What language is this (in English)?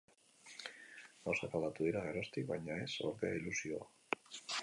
Basque